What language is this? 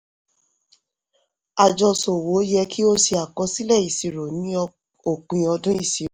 Yoruba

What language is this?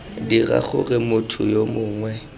Tswana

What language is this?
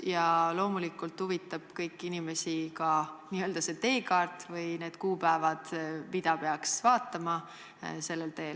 Estonian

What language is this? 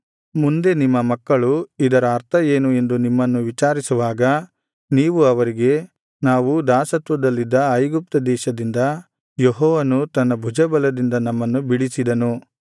Kannada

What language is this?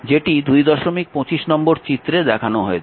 Bangla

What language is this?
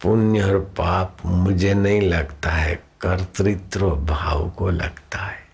Hindi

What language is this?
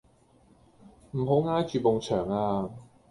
Cantonese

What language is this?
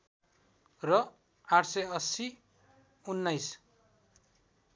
Nepali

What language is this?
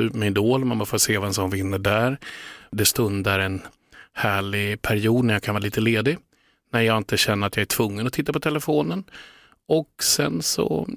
Swedish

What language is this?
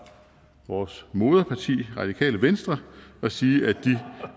Danish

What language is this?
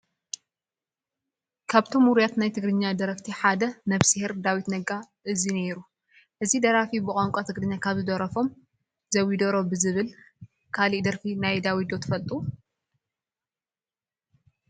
Tigrinya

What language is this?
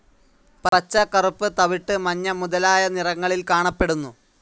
Malayalam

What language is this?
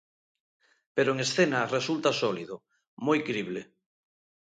Galician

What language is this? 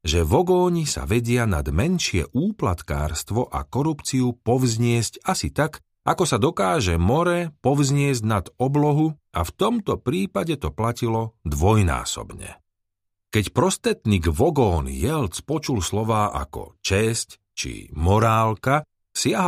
Slovak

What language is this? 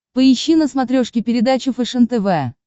Russian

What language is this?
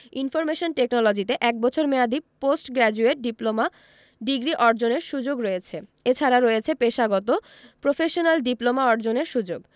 Bangla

